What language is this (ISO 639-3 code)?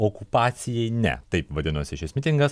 lit